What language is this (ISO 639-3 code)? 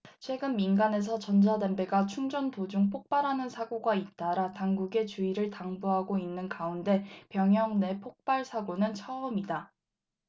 kor